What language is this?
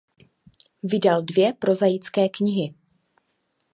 Czech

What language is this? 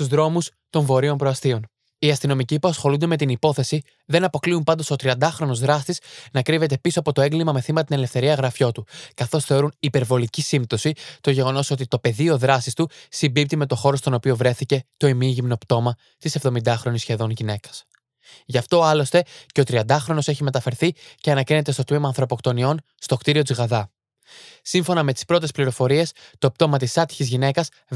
Greek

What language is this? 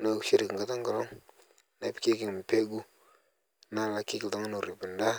Masai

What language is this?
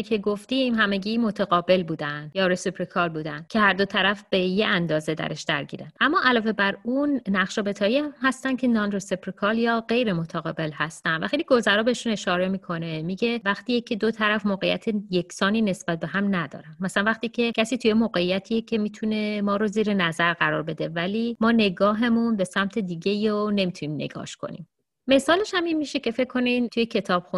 Persian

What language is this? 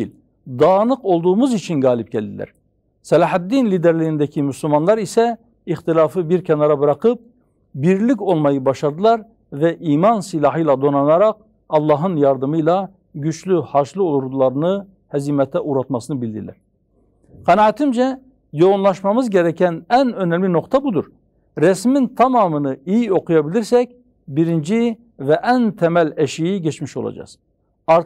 Turkish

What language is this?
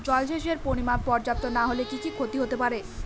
Bangla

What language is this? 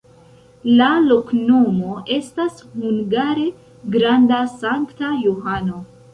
Esperanto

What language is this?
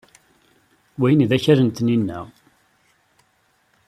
Kabyle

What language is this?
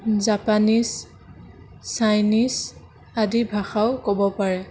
Assamese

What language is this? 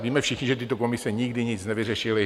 Czech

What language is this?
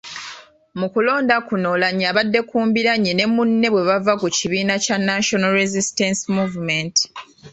Ganda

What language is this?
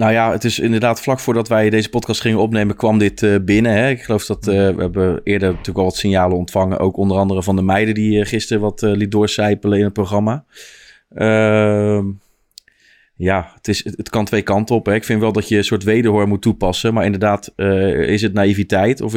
Dutch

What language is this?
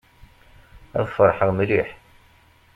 Kabyle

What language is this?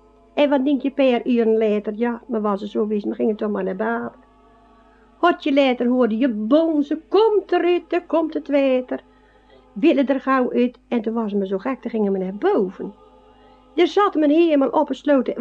Dutch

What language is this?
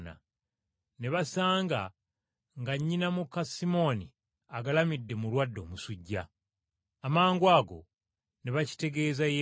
Ganda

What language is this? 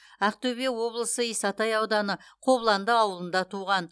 Kazakh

